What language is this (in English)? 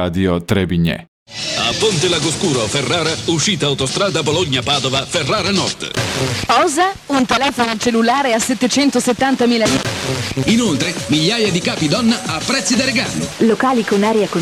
Croatian